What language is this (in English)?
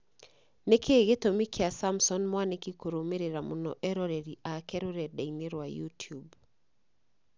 Kikuyu